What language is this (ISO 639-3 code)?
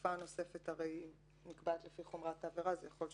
heb